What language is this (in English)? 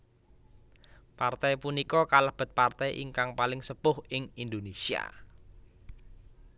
Javanese